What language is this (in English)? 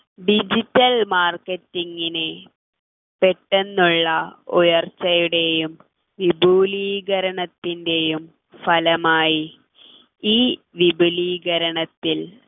Malayalam